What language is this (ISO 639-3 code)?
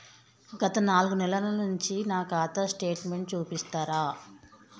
tel